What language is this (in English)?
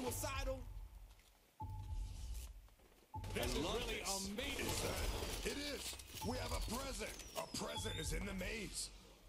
Turkish